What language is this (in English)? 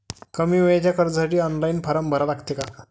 Marathi